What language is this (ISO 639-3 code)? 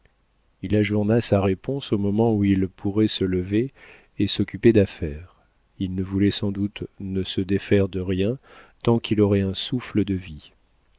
fra